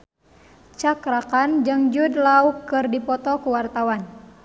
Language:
Sundanese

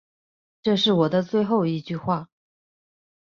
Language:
Chinese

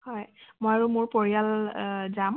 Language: Assamese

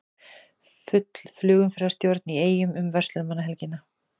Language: Icelandic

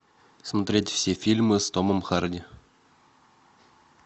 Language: Russian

